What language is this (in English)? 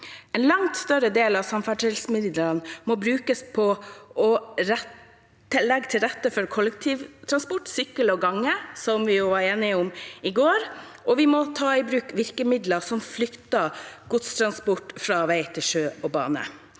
Norwegian